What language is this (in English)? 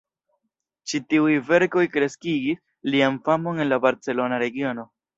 Esperanto